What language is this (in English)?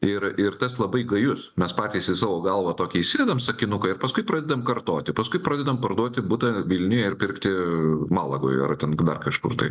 Lithuanian